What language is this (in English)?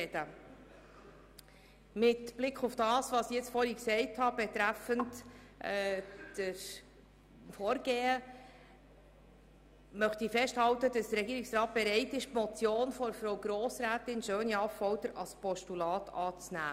Swiss German